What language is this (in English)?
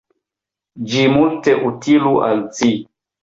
Esperanto